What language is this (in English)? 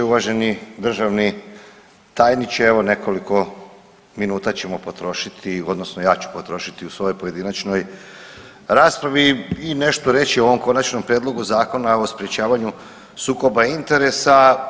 Croatian